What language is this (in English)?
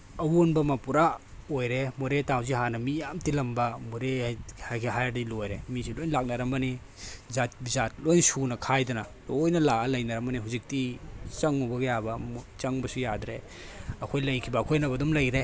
Manipuri